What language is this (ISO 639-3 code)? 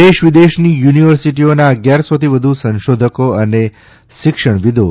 guj